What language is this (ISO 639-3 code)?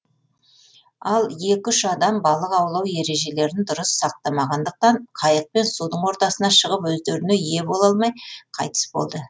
kaz